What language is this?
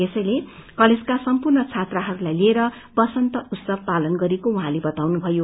Nepali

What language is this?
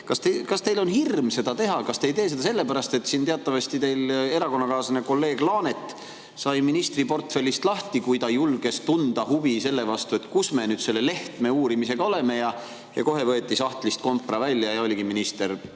Estonian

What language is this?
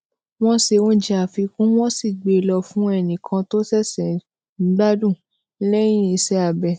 Yoruba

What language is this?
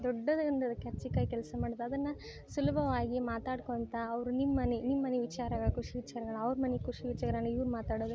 Kannada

